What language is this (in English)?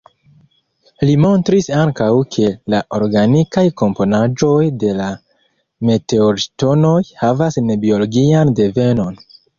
Esperanto